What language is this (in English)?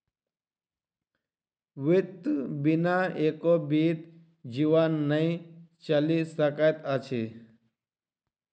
Maithili